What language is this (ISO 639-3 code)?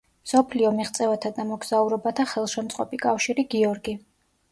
kat